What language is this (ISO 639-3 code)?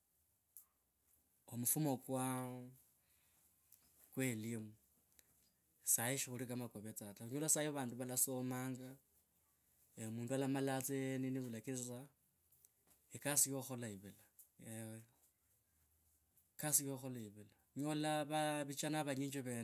lkb